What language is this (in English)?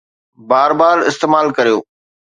Sindhi